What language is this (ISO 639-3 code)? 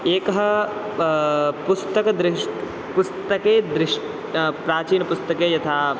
san